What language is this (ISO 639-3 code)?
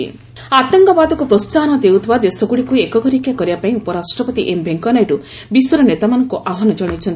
ori